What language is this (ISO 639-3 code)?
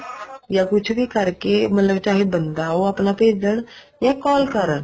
pan